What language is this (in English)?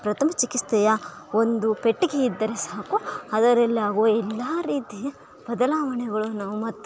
Kannada